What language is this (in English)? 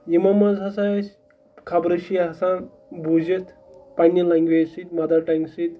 Kashmiri